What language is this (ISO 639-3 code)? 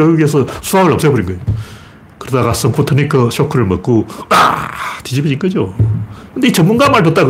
kor